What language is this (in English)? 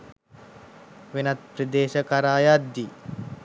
Sinhala